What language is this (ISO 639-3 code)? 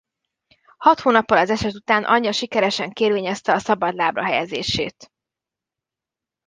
hun